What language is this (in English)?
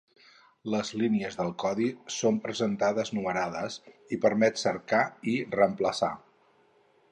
Catalan